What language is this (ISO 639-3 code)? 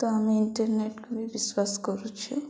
ori